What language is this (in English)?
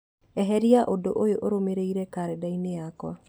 Kikuyu